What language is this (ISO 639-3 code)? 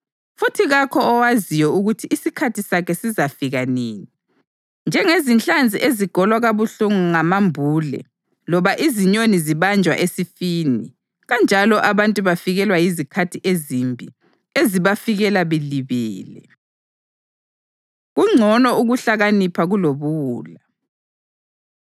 nde